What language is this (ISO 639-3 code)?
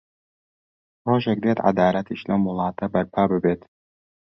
ckb